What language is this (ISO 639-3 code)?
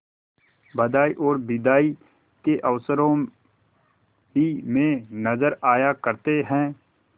hin